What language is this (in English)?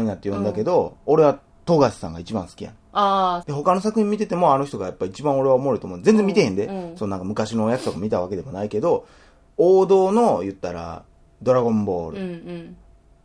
Japanese